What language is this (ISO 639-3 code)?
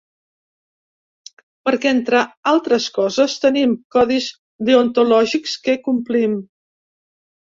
cat